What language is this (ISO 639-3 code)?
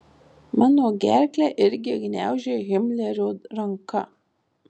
lit